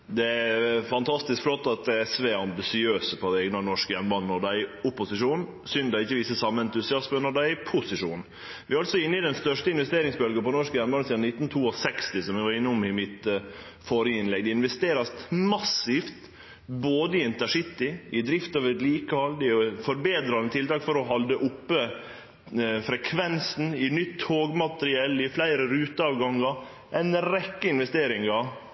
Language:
Norwegian Nynorsk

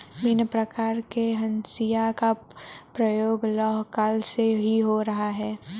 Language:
Hindi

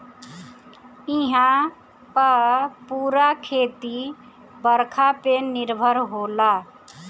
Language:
Bhojpuri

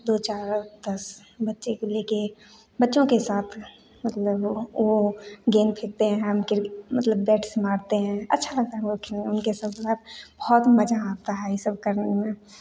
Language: Hindi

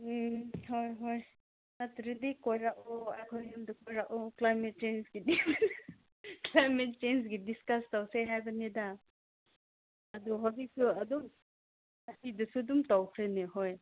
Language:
Manipuri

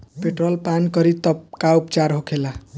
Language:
Bhojpuri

